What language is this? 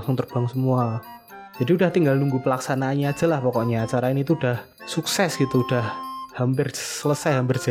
Indonesian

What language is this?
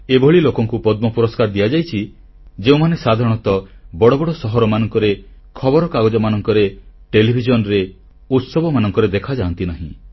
Odia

